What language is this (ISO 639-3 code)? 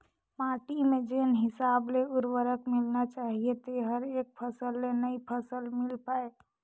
hne